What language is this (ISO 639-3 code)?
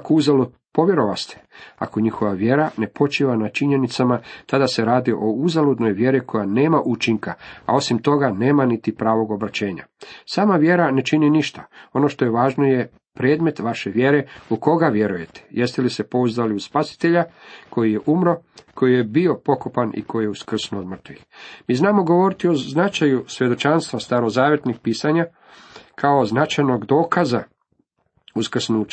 hrv